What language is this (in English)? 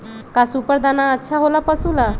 Magahi